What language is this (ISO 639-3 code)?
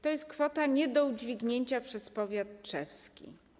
pol